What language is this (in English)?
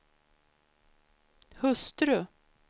Swedish